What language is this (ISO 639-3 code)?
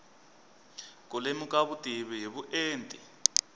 tso